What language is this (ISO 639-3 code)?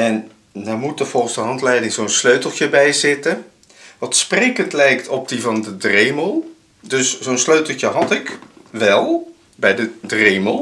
nld